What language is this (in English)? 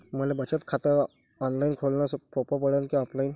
Marathi